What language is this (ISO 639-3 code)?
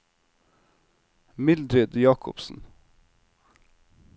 nor